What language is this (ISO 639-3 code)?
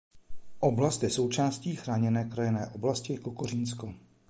ces